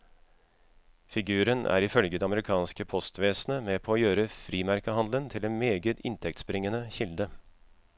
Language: Norwegian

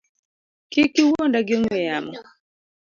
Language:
Luo (Kenya and Tanzania)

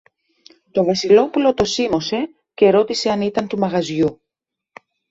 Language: Greek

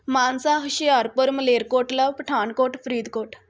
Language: Punjabi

